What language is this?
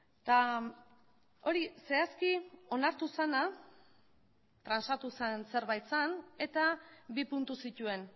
Basque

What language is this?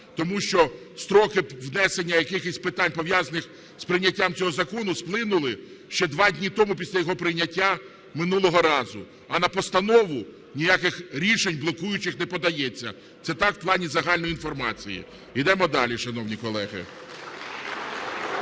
Ukrainian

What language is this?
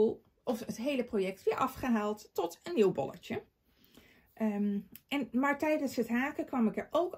Dutch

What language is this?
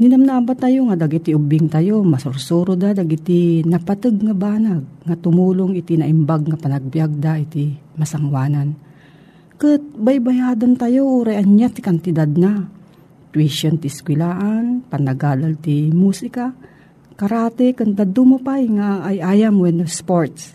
Filipino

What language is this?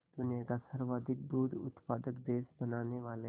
Hindi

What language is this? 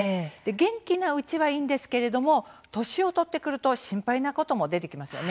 Japanese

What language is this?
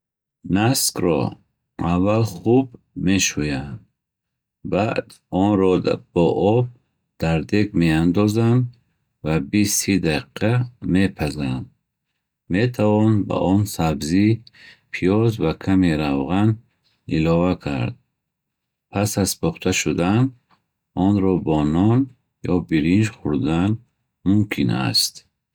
Bukharic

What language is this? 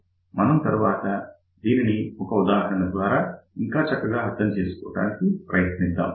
Telugu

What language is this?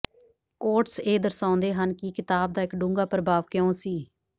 Punjabi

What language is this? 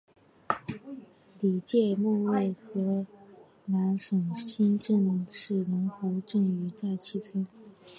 Chinese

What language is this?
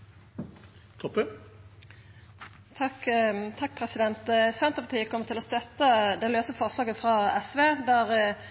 Norwegian Nynorsk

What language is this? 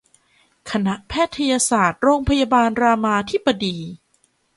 Thai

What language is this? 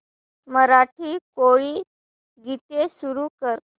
Marathi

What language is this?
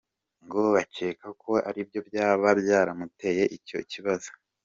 Kinyarwanda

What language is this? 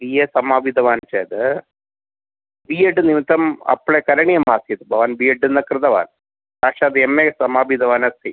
Sanskrit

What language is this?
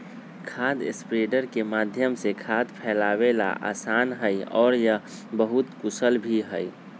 Magahi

